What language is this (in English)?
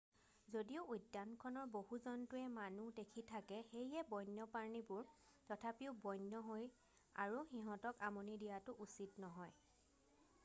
Assamese